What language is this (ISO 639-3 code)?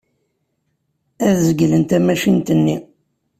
kab